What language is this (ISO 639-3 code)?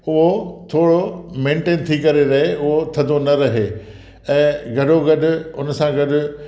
snd